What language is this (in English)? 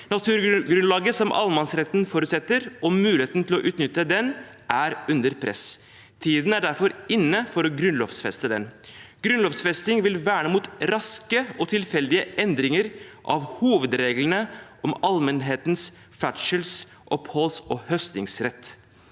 Norwegian